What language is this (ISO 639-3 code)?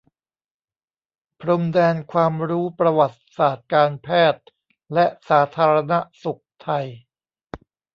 tha